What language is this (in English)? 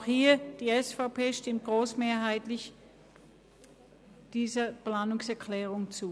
Swiss German